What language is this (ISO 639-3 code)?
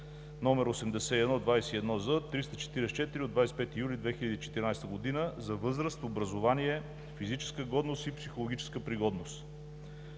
bul